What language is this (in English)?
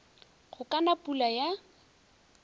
Northern Sotho